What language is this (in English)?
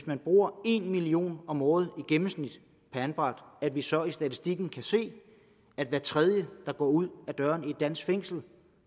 Danish